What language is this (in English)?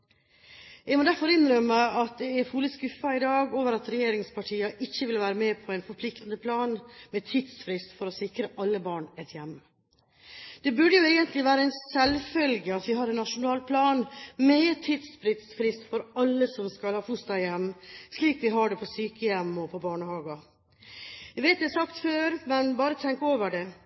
Norwegian Bokmål